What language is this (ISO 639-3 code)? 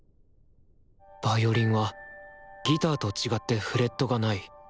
jpn